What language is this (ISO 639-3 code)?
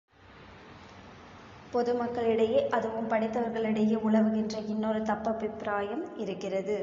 tam